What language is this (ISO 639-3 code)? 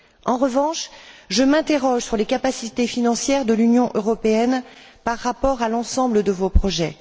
fra